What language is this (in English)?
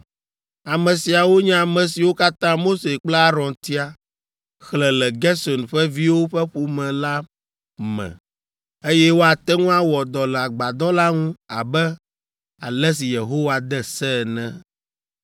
Ewe